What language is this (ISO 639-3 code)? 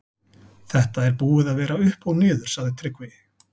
isl